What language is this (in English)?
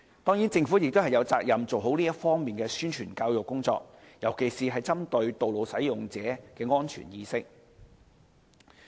Cantonese